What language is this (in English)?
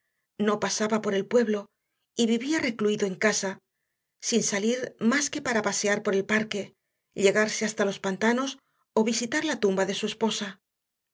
Spanish